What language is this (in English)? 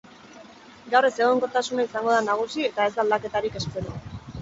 Basque